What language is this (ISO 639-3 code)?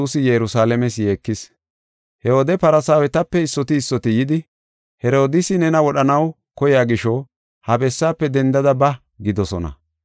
gof